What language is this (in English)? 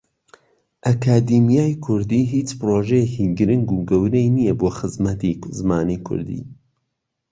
Central Kurdish